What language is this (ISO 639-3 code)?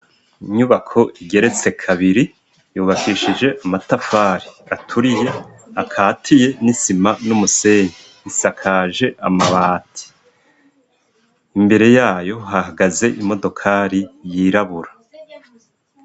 run